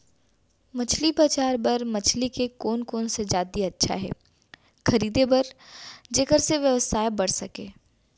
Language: Chhattisgarhi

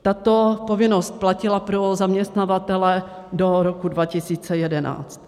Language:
Czech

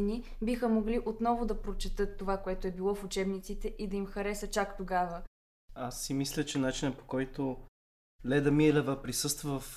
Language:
Bulgarian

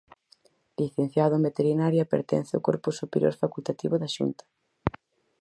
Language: Galician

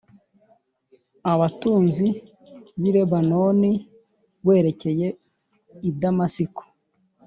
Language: Kinyarwanda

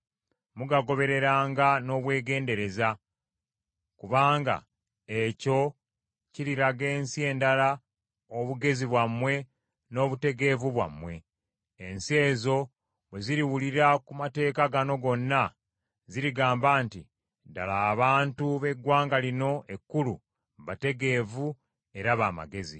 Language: Ganda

